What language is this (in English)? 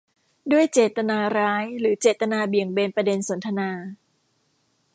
Thai